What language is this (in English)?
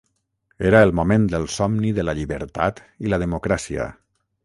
Catalan